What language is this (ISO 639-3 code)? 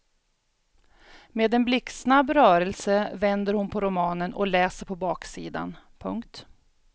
swe